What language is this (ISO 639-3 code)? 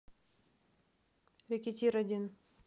rus